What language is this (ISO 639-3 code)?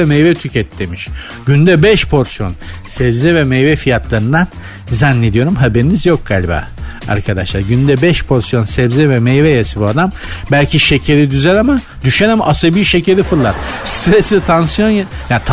tur